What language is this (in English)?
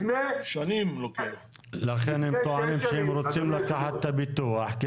Hebrew